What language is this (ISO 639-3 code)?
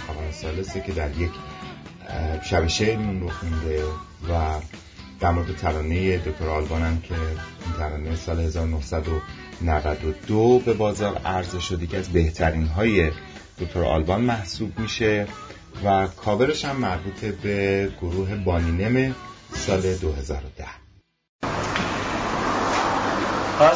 fas